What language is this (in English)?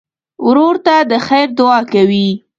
Pashto